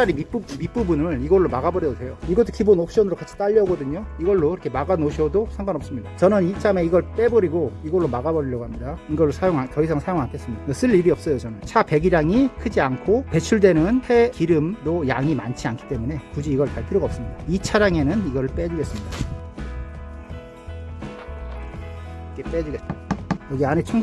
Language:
Korean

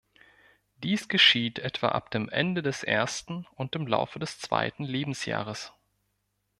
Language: German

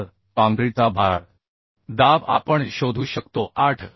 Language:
Marathi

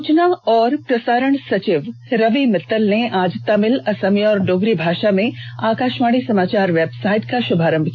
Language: Hindi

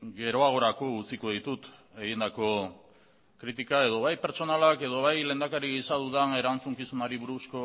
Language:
Basque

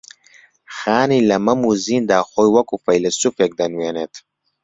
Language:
Central Kurdish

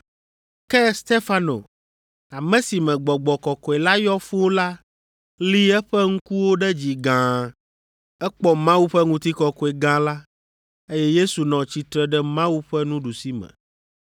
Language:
Ewe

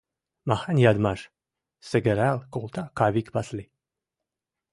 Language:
Western Mari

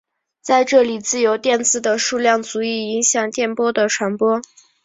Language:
Chinese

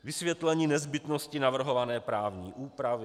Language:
Czech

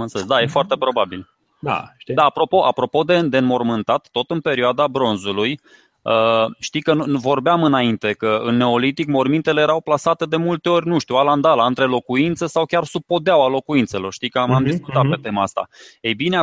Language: Romanian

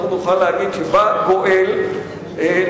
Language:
Hebrew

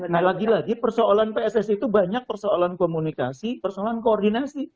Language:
Indonesian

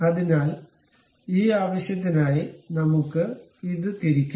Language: Malayalam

